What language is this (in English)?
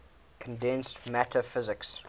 English